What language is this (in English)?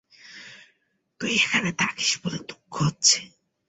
Bangla